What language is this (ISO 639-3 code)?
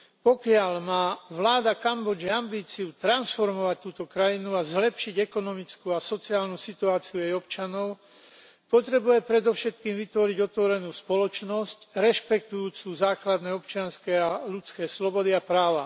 slk